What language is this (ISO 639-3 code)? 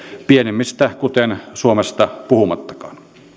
fin